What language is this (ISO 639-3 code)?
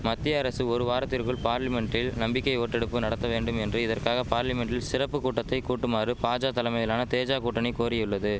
tam